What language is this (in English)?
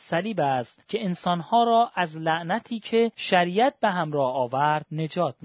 Persian